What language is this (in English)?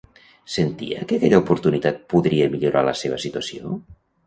Catalan